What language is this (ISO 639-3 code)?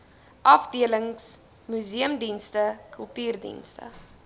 afr